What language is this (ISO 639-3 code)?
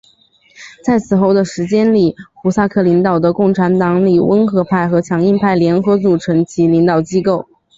zho